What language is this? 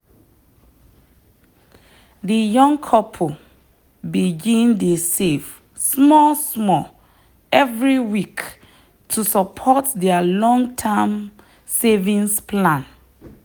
Nigerian Pidgin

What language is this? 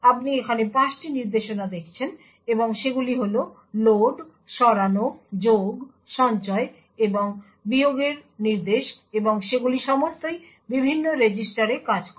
Bangla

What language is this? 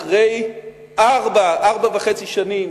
Hebrew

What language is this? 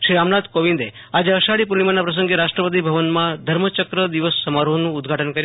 Gujarati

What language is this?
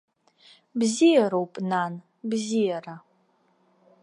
Abkhazian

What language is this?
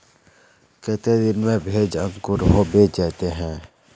Magahi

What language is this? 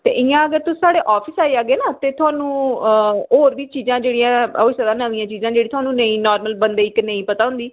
Dogri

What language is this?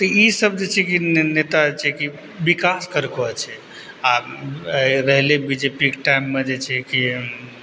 Maithili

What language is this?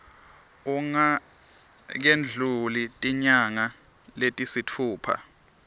Swati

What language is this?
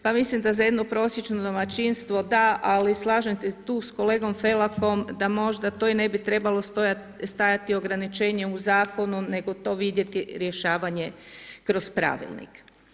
Croatian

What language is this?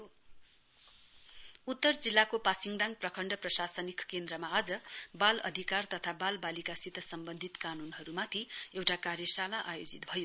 Nepali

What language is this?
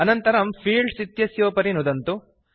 Sanskrit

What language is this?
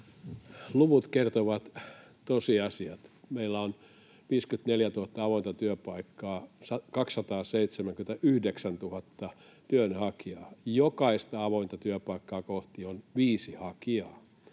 Finnish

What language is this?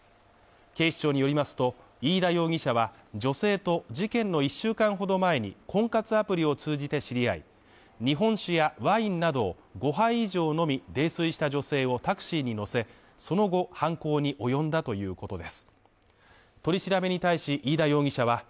Japanese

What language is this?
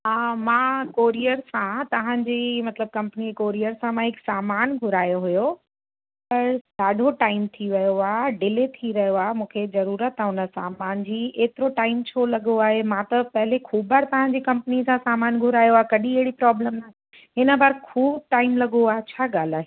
Sindhi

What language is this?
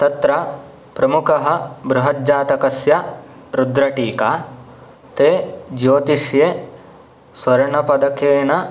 Sanskrit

